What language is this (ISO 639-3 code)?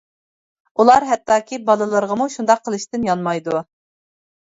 uig